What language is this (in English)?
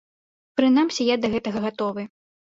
Belarusian